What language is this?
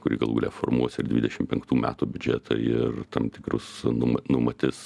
Lithuanian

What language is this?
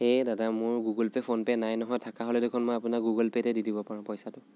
Assamese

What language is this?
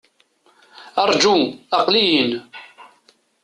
Kabyle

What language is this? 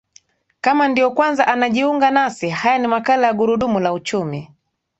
Swahili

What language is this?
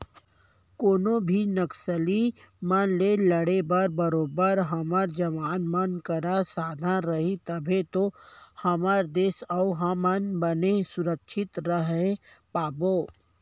Chhattisgarhi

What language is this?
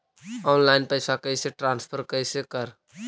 Magahi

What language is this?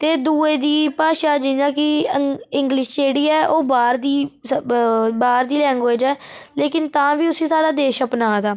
Dogri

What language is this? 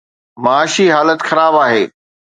Sindhi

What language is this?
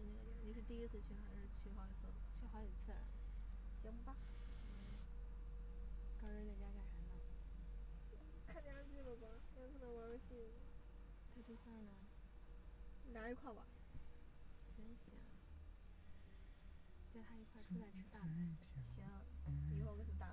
Chinese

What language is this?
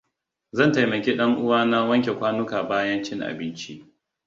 Hausa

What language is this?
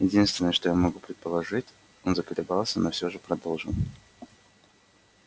Russian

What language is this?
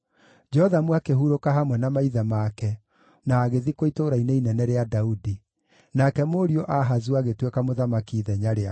Kikuyu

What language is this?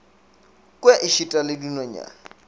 Northern Sotho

